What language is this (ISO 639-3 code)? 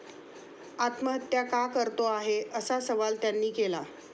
mar